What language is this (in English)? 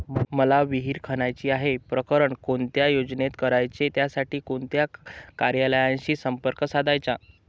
Marathi